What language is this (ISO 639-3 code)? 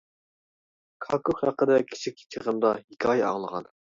uig